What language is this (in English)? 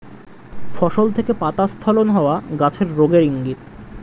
Bangla